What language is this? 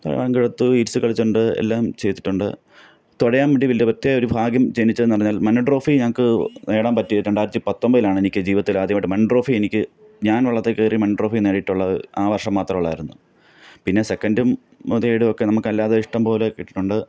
Malayalam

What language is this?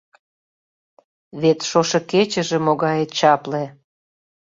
Mari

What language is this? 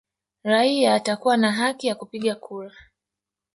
Swahili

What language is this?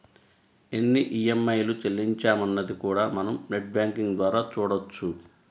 Telugu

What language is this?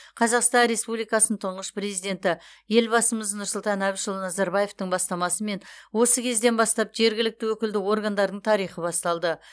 Kazakh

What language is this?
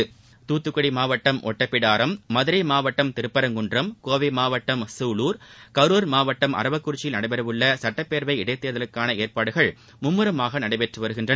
Tamil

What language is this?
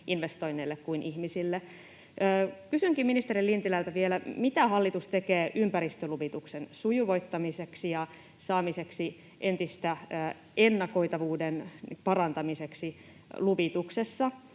Finnish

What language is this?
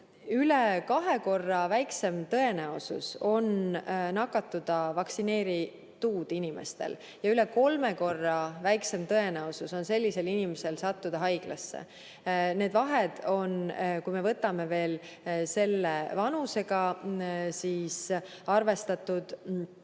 Estonian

